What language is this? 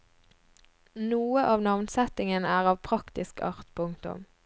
Norwegian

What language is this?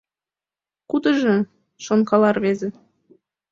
Mari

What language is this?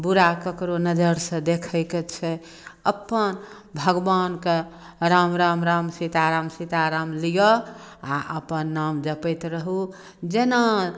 Maithili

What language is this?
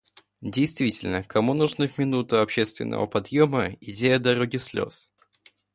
Russian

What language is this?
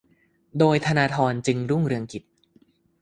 Thai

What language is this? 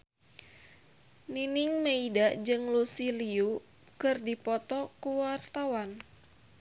Sundanese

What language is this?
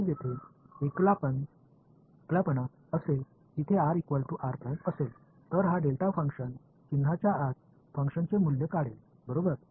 Marathi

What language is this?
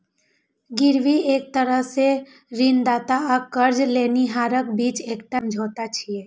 Maithili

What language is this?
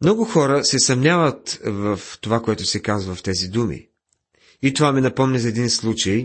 Bulgarian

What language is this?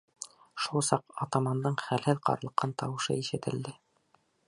Bashkir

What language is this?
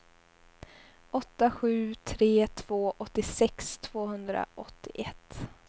Swedish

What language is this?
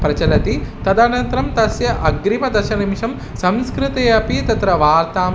Sanskrit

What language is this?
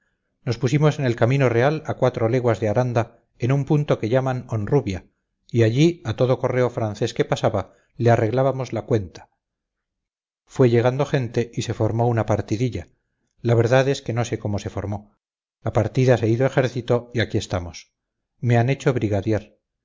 Spanish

